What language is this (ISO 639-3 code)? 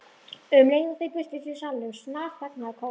isl